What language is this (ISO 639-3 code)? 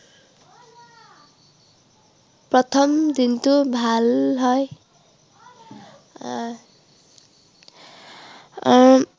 asm